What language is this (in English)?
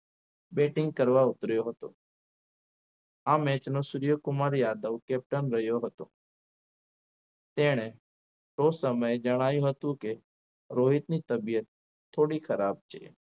Gujarati